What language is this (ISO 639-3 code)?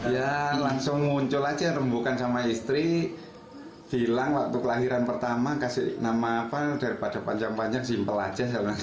ind